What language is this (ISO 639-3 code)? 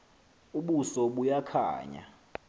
xho